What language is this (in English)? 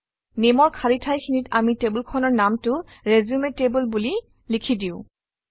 Assamese